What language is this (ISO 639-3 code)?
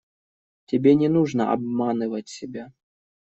rus